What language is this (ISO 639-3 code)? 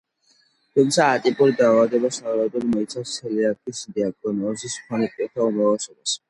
kat